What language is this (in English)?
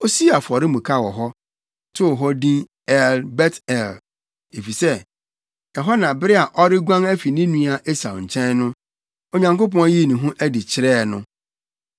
Akan